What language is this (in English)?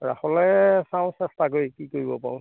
Assamese